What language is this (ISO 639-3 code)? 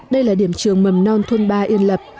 vie